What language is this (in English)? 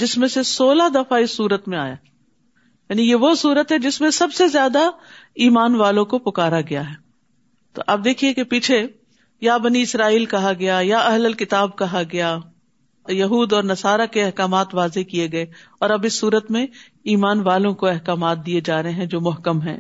Urdu